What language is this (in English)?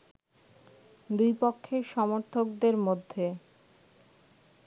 Bangla